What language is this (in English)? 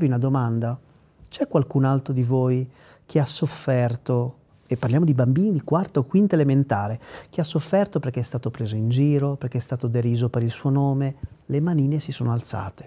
Italian